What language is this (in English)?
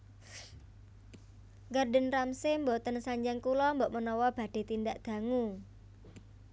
Javanese